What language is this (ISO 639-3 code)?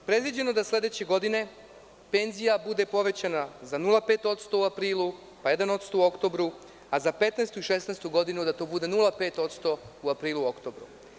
srp